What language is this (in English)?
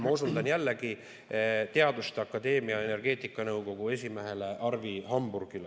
Estonian